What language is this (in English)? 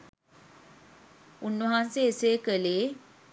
Sinhala